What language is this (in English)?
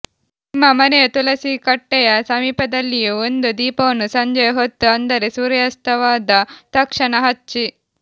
Kannada